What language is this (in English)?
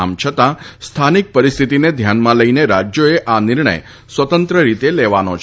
Gujarati